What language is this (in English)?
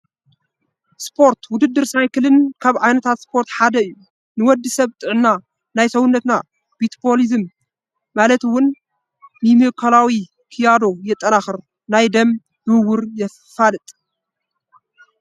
Tigrinya